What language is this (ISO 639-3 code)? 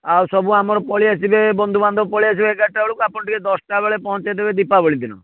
ori